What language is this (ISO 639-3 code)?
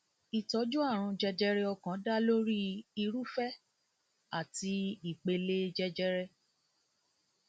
yor